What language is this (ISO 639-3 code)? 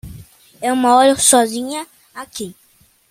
por